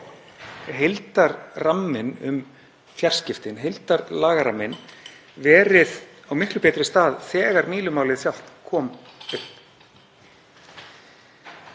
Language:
Icelandic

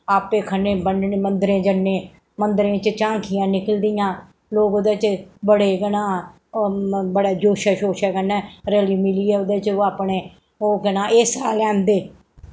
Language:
Dogri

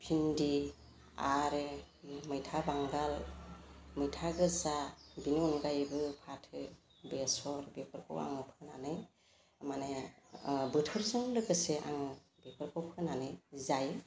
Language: Bodo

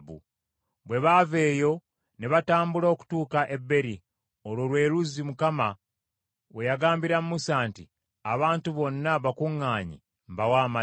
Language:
Ganda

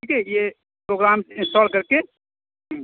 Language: Urdu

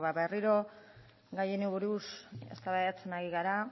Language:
Basque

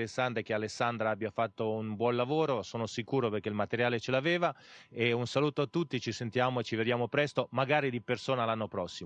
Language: Italian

